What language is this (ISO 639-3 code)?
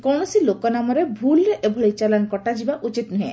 ori